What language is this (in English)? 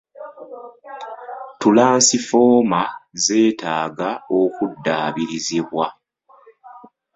Ganda